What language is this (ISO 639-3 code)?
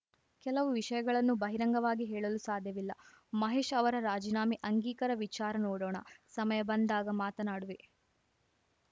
kan